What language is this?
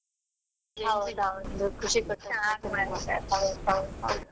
Kannada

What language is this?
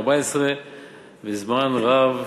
Hebrew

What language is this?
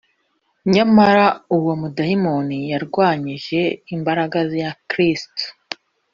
Kinyarwanda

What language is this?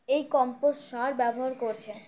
Bangla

